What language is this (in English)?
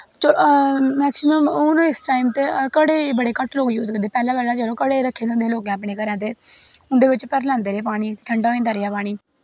Dogri